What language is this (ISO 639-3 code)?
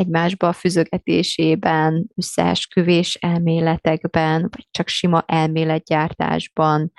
hun